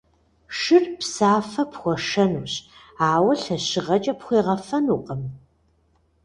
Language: Kabardian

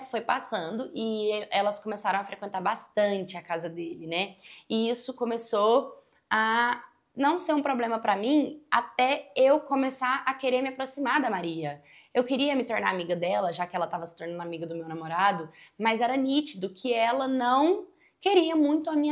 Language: Portuguese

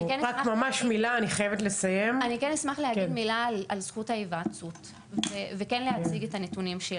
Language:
Hebrew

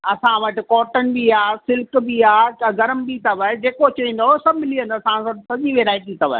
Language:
Sindhi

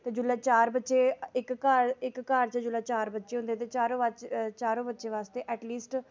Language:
Dogri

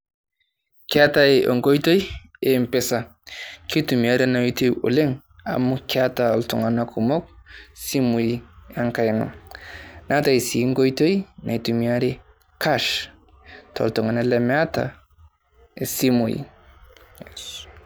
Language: Masai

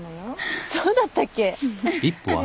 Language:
Japanese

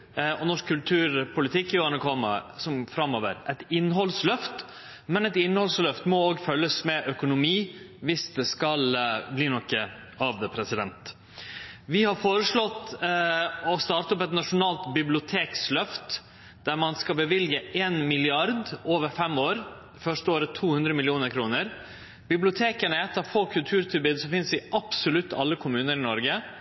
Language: Norwegian Nynorsk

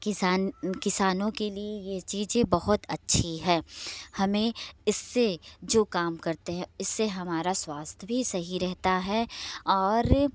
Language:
Hindi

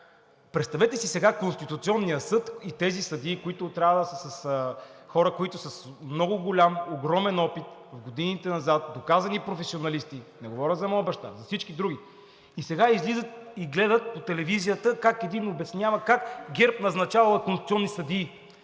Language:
Bulgarian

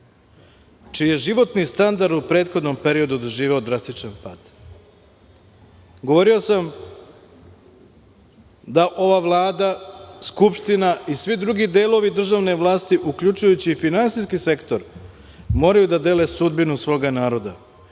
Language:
Serbian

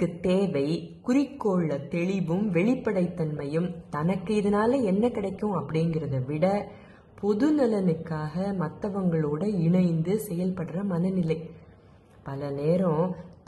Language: Tamil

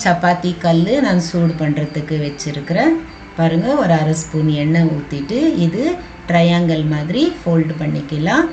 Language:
Tamil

